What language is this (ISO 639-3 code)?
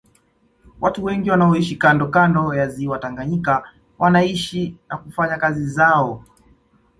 swa